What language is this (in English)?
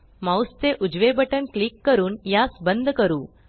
Marathi